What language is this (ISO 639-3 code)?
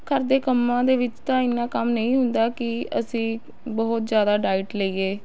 pan